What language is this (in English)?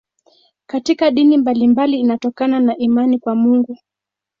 Swahili